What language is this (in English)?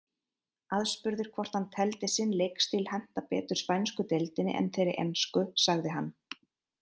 Icelandic